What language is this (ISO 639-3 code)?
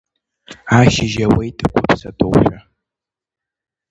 abk